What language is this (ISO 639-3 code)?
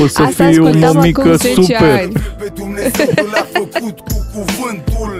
ron